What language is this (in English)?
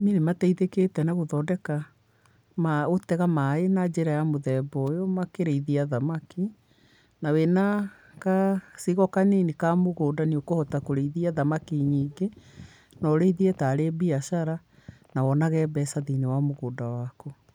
Kikuyu